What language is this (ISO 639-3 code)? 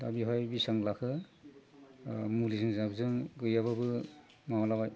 brx